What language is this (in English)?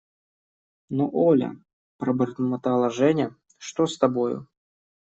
Russian